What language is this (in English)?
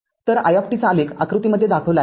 Marathi